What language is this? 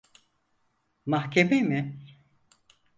Turkish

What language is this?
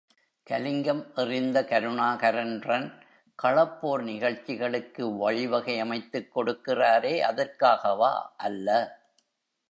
Tamil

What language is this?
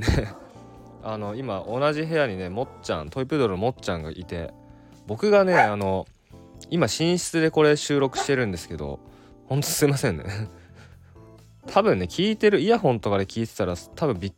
Japanese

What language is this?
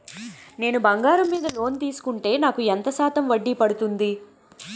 Telugu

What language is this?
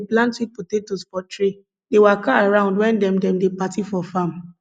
Nigerian Pidgin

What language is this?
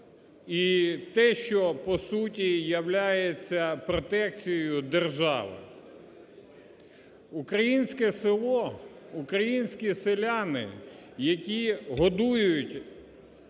Ukrainian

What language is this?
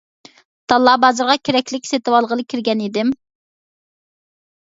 Uyghur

